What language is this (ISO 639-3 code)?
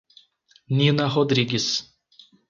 por